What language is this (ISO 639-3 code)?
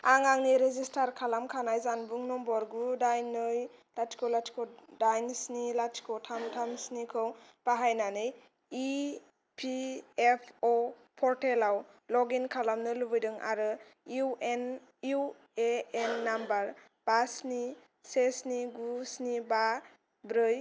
brx